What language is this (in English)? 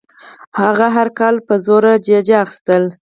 Pashto